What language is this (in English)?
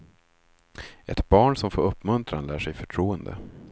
Swedish